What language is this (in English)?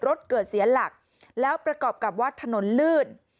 Thai